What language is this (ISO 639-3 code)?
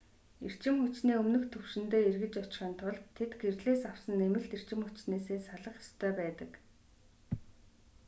mon